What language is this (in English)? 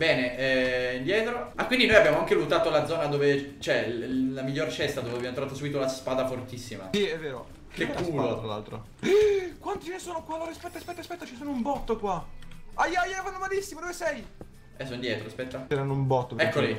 Italian